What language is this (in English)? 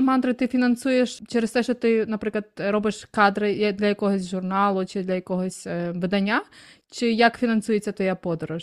Ukrainian